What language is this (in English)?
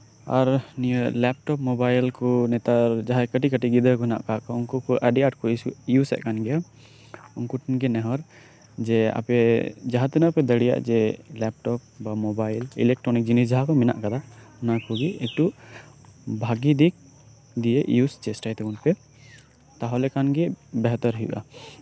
Santali